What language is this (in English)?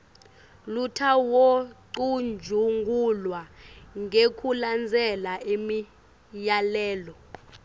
Swati